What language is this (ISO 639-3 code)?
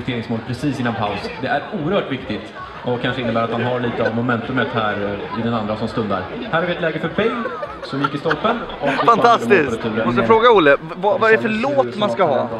swe